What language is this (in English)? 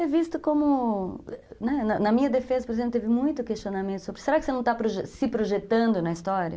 Portuguese